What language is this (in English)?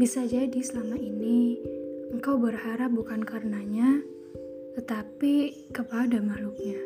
Indonesian